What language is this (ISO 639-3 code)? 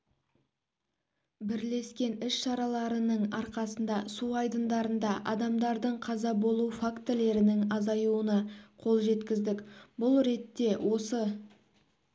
kaz